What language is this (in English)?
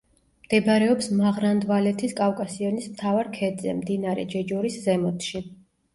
Georgian